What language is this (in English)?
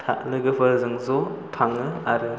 Bodo